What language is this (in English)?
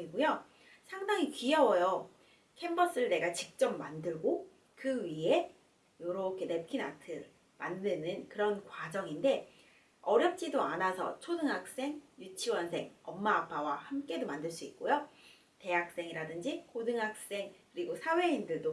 Korean